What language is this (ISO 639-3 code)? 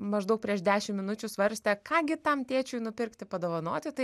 lit